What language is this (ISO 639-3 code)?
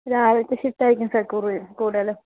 mal